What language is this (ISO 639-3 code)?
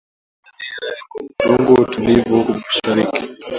swa